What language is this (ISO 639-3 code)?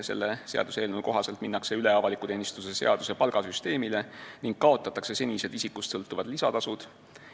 est